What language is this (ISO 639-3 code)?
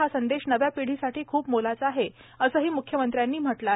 mar